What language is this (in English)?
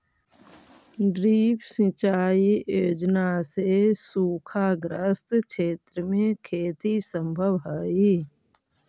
Magahi